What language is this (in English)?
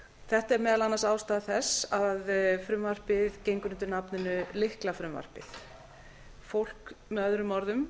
Icelandic